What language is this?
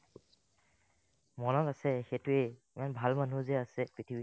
Assamese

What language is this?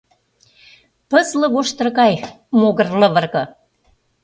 Mari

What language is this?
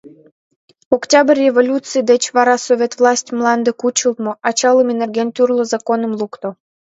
Mari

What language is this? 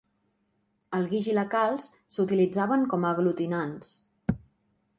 Catalan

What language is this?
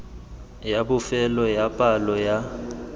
Tswana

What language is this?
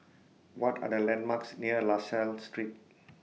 English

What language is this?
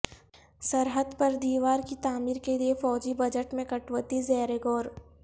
Urdu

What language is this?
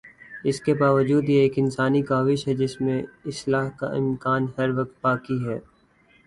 Urdu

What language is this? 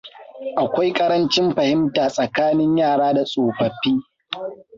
Hausa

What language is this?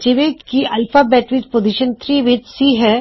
Punjabi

